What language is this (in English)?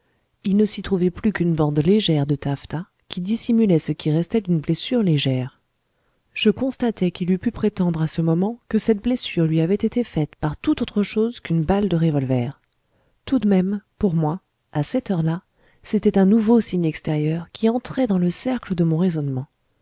French